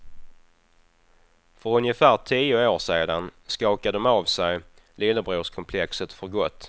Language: Swedish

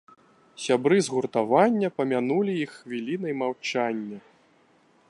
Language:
Belarusian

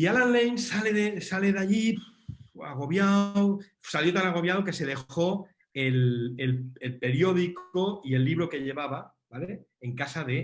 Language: Spanish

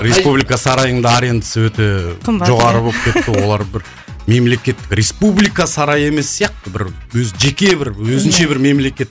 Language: Kazakh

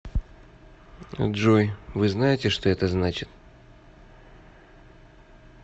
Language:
Russian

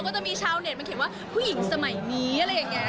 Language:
Thai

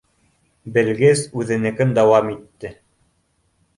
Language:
Bashkir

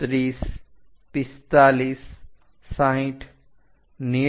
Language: Gujarati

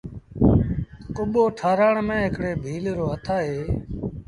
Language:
Sindhi Bhil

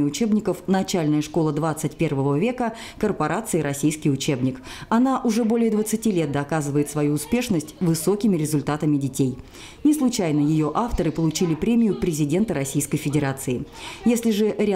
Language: Russian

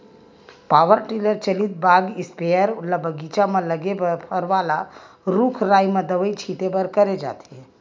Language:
Chhattisgarhi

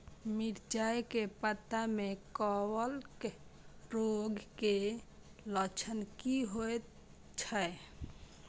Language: Maithili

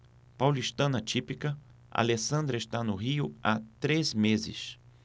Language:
Portuguese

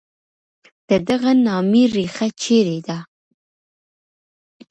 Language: Pashto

